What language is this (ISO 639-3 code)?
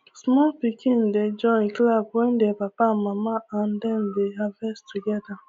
pcm